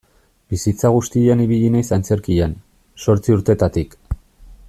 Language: Basque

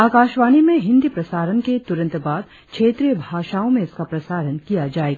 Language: Hindi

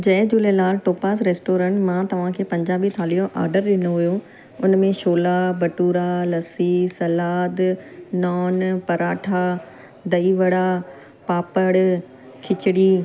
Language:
Sindhi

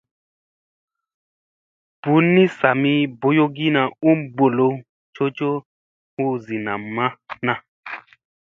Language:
Musey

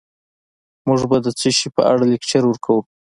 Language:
Pashto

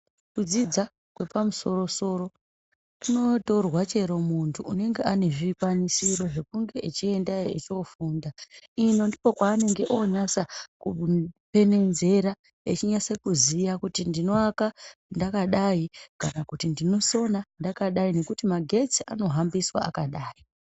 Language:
Ndau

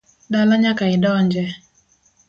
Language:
Luo (Kenya and Tanzania)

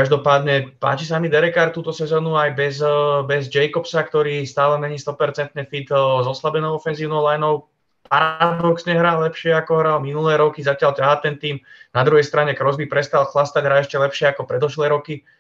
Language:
Czech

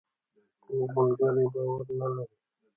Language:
Pashto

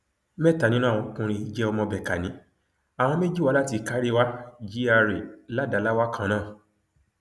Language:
Yoruba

